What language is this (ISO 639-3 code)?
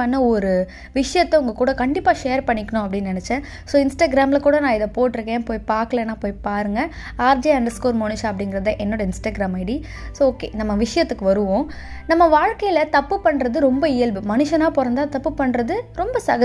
tam